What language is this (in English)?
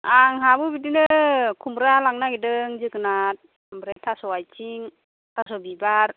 Bodo